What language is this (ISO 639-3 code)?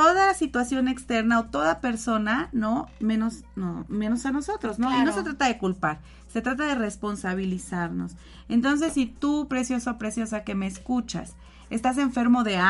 spa